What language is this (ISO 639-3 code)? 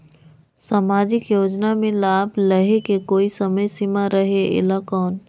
hne